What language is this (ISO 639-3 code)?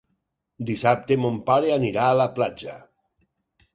cat